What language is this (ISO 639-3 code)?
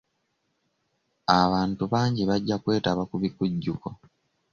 lug